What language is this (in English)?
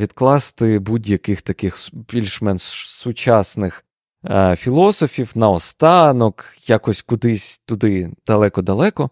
Ukrainian